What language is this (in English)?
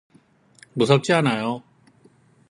Korean